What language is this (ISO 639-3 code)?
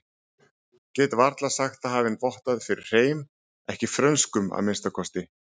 isl